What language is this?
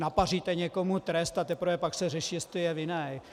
Czech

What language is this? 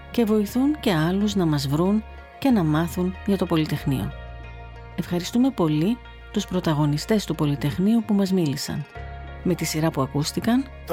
Greek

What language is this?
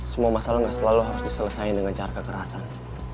Indonesian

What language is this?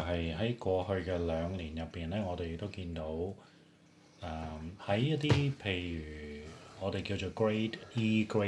Chinese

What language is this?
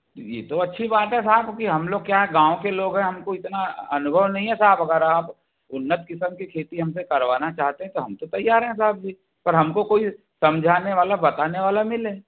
Hindi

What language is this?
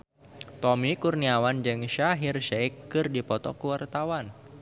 Sundanese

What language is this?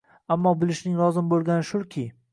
Uzbek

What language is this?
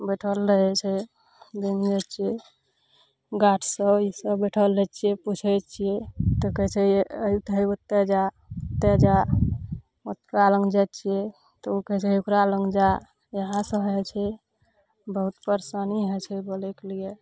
Maithili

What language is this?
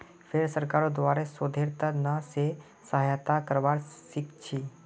Magahi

